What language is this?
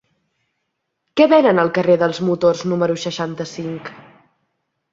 Catalan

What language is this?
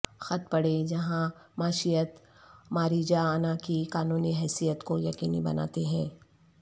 Urdu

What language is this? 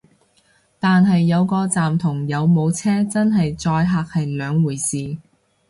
Cantonese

